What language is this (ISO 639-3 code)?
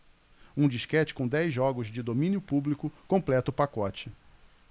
por